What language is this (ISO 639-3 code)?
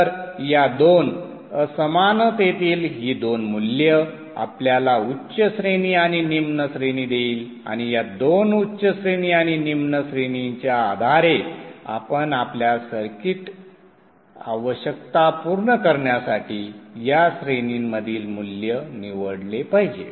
mar